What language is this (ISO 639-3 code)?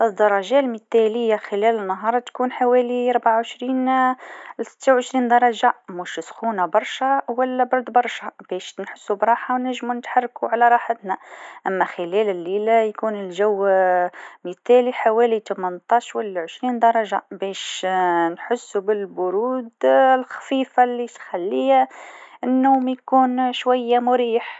aeb